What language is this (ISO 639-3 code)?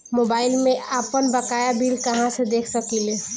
bho